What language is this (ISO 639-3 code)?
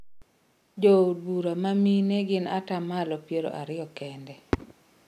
luo